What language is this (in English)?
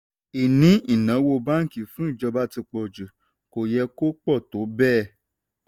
Yoruba